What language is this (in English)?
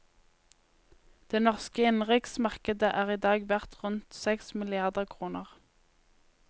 Norwegian